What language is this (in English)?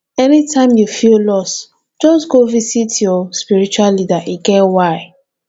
Nigerian Pidgin